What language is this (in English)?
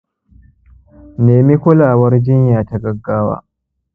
Hausa